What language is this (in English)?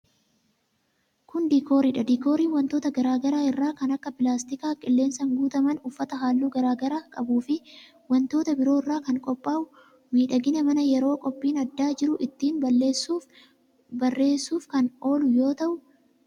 Oromo